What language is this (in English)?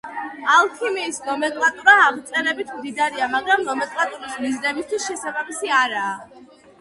Georgian